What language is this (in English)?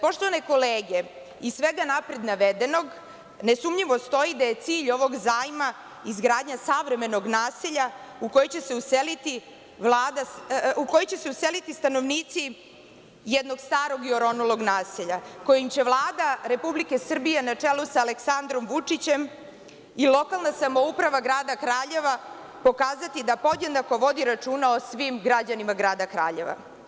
Serbian